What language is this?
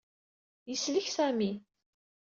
Kabyle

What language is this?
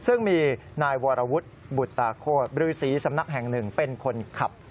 Thai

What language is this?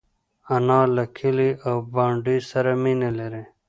Pashto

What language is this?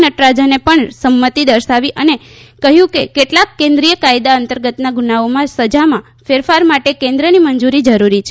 Gujarati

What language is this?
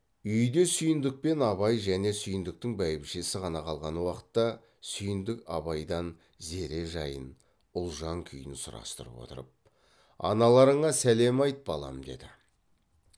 Kazakh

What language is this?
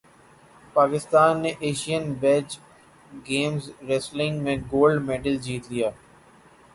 Urdu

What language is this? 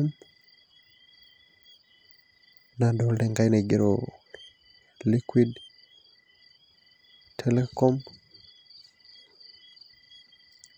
Masai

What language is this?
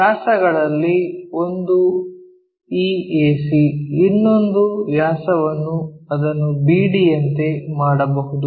Kannada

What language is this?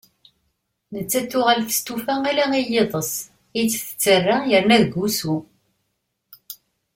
Kabyle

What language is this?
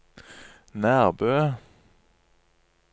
Norwegian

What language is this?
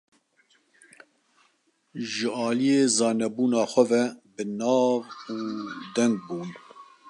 Kurdish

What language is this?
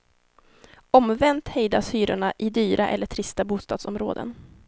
Swedish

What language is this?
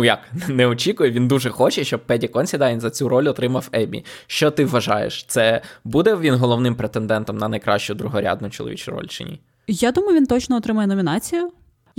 Ukrainian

